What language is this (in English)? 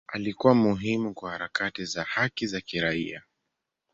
Swahili